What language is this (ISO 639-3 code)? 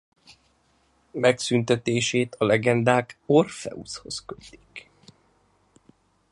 hun